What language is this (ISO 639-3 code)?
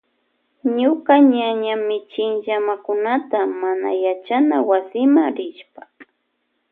qvj